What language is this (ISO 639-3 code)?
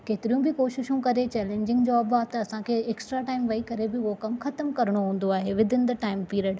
snd